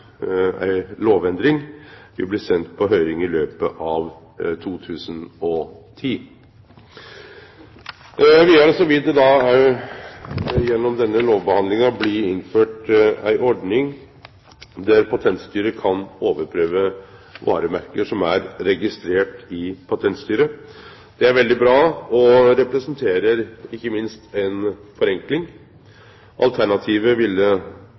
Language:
Norwegian Nynorsk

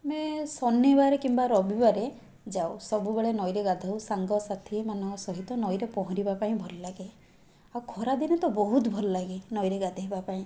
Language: Odia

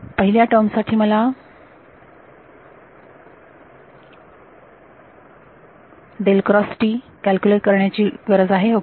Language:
Marathi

